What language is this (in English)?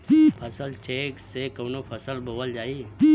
Bhojpuri